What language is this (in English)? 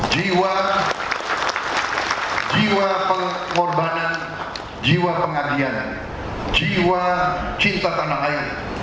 Indonesian